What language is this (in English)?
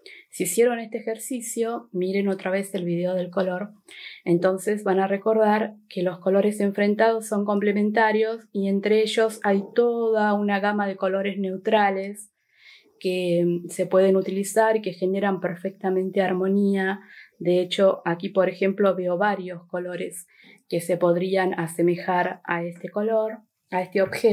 Spanish